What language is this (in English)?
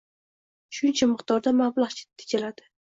Uzbek